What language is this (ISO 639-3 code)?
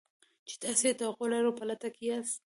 pus